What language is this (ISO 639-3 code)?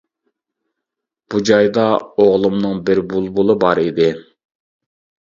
uig